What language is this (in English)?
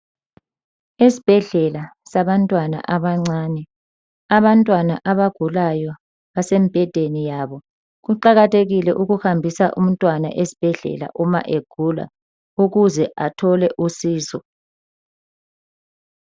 North Ndebele